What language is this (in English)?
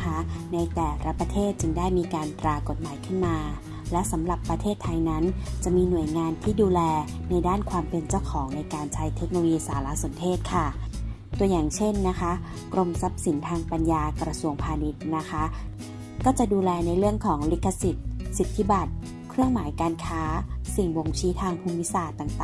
Thai